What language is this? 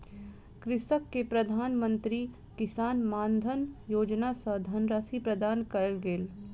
Maithili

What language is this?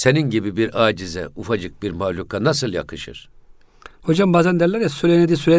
Turkish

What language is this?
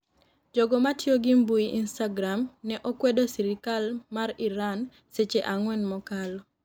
Luo (Kenya and Tanzania)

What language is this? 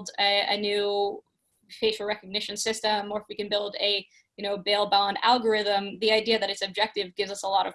English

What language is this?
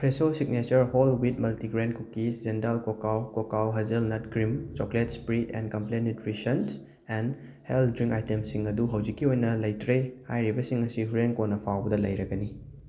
Manipuri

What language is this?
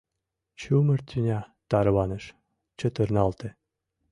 Mari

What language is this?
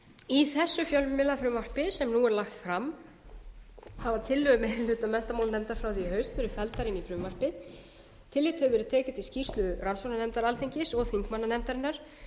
Icelandic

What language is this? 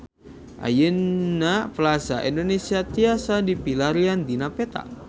Sundanese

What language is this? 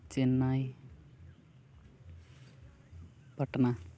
Santali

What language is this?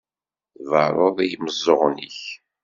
Kabyle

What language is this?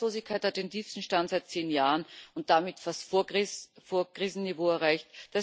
German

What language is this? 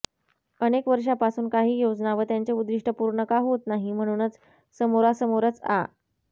Marathi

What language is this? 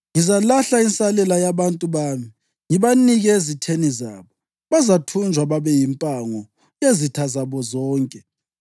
North Ndebele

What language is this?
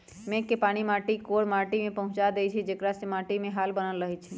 Magahi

